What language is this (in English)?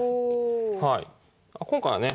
Japanese